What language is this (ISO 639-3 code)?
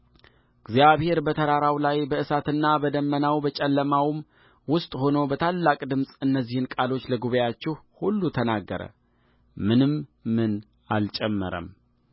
amh